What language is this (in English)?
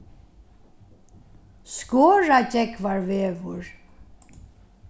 Faroese